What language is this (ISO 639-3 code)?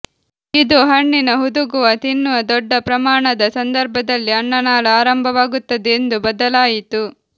kan